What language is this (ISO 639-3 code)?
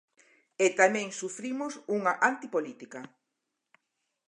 glg